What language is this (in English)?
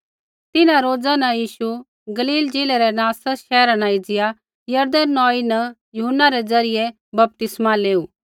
Kullu Pahari